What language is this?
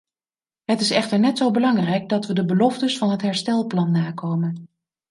Dutch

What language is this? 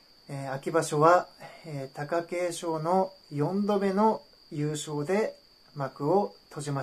Japanese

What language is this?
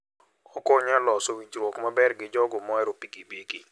Luo (Kenya and Tanzania)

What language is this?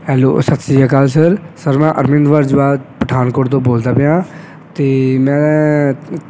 Punjabi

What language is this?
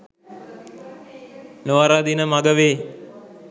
Sinhala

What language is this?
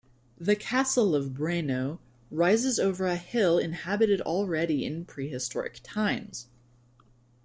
English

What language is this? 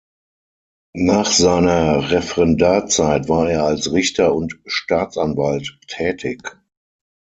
German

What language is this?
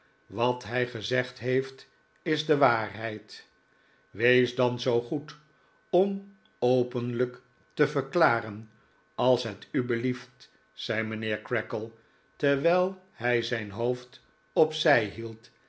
Dutch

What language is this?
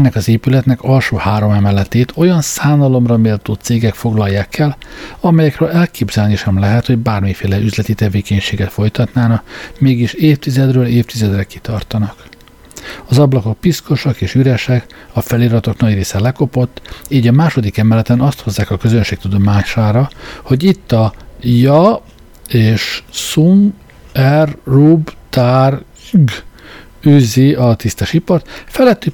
Hungarian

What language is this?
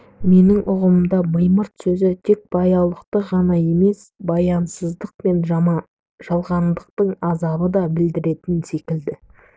Kazakh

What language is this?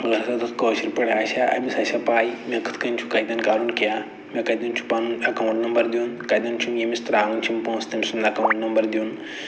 Kashmiri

